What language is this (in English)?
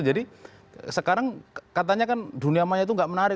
Indonesian